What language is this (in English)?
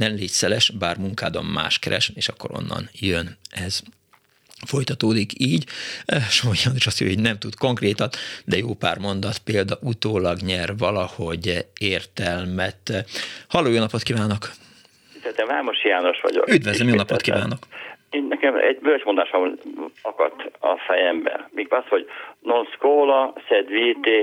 Hungarian